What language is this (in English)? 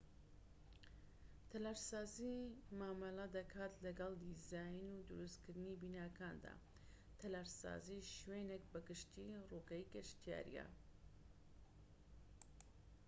Central Kurdish